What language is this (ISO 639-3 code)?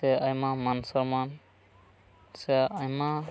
sat